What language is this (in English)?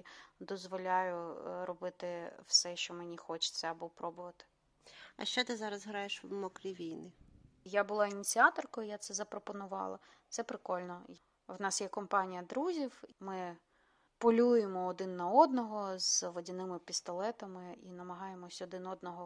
Ukrainian